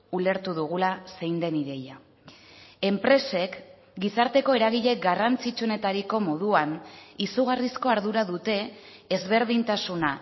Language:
Basque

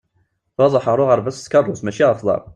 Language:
Kabyle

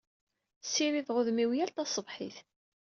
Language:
Kabyle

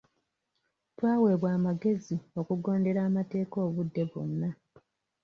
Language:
Ganda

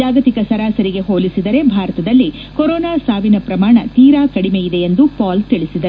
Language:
Kannada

